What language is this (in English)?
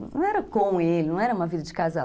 Portuguese